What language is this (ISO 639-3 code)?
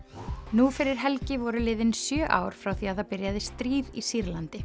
isl